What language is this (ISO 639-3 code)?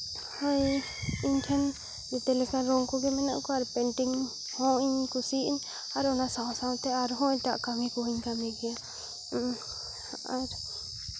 sat